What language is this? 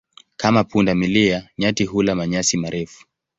Swahili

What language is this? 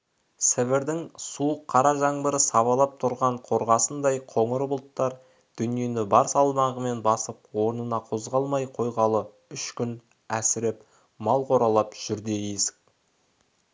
Kazakh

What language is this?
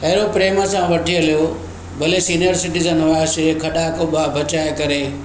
Sindhi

